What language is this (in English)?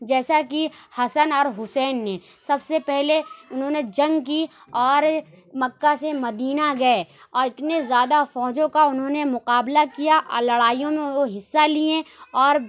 Urdu